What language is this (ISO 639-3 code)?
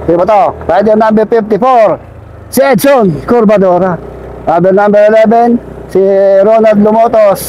fil